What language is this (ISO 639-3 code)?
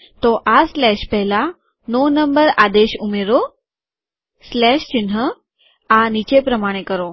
guj